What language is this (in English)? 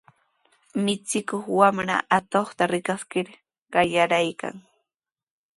Sihuas Ancash Quechua